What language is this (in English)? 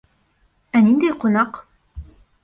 Bashkir